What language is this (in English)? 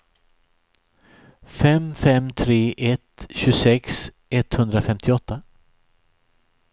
Swedish